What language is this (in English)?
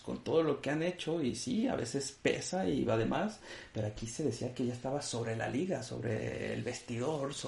Spanish